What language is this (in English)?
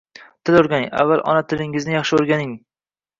Uzbek